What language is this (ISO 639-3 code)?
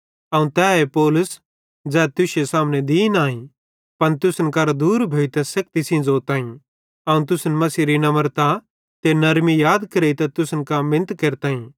bhd